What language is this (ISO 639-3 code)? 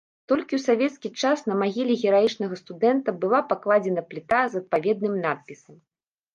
bel